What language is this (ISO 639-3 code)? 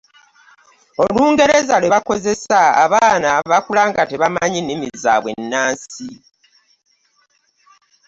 lug